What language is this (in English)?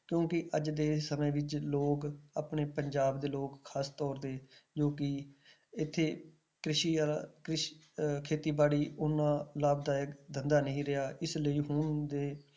Punjabi